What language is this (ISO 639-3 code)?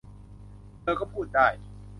tha